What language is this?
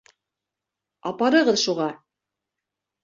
Bashkir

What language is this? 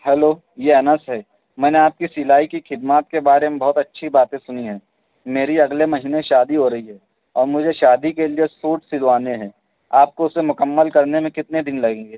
Urdu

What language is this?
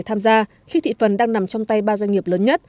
Vietnamese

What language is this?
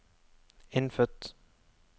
Norwegian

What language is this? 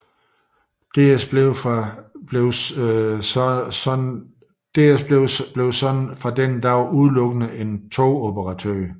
Danish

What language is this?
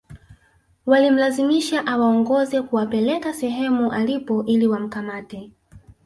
Swahili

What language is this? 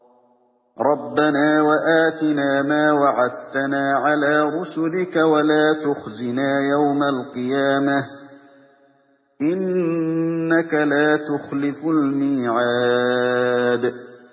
Arabic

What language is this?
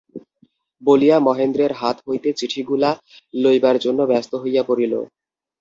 Bangla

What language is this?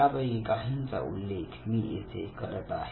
Marathi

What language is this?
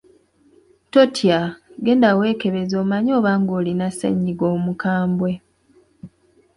Ganda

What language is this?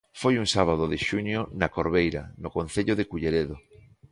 Galician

